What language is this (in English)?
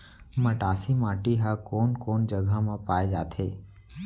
Chhattisgarhi